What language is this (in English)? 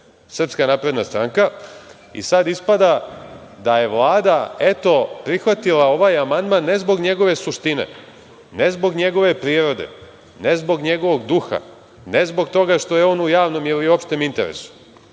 Serbian